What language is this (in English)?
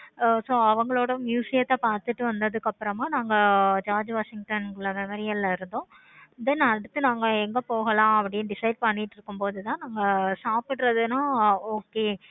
Tamil